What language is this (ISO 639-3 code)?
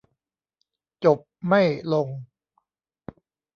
tha